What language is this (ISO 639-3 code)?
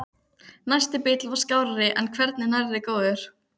isl